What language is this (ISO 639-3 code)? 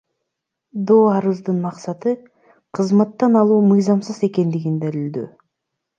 kir